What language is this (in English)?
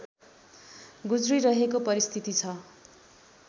Nepali